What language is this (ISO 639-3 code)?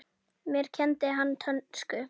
isl